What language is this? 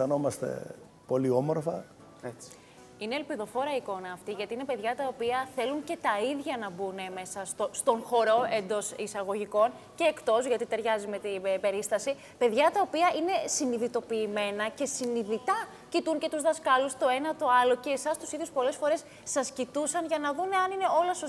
Greek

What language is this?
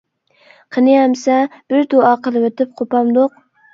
Uyghur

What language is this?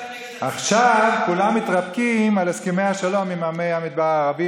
Hebrew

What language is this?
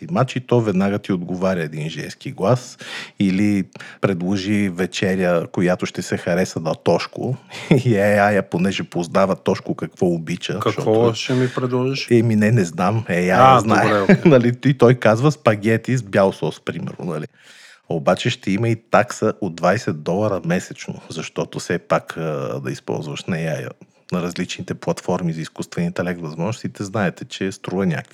Bulgarian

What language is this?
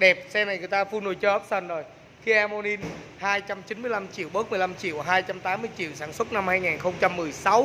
Vietnamese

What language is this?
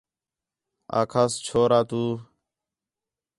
Khetrani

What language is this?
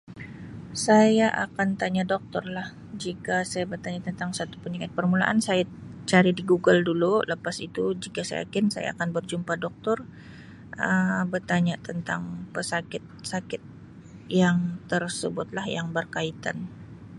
Sabah Malay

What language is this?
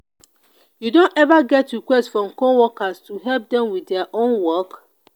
Nigerian Pidgin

